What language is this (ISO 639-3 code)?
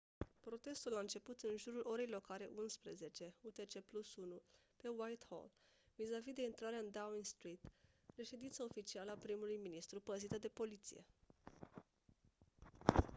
ron